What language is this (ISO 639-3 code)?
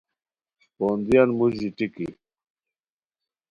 khw